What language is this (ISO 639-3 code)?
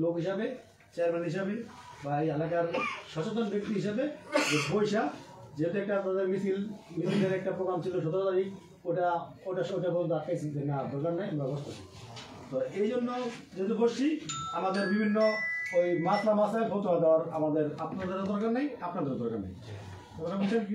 ara